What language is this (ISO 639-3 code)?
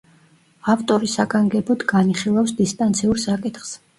kat